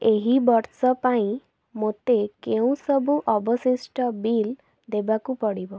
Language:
Odia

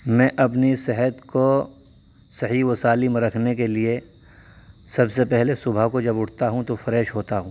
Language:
Urdu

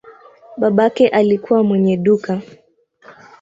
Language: Swahili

